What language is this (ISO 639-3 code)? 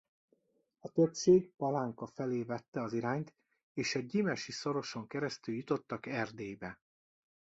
hun